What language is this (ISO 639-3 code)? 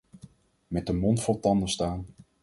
nld